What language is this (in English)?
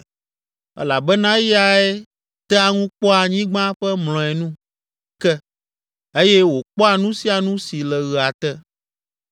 Ewe